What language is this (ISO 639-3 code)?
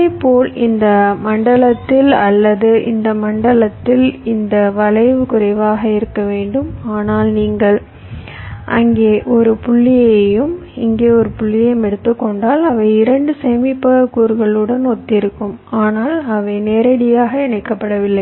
tam